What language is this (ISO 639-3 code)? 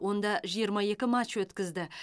kaz